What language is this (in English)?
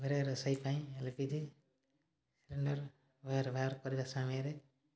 Odia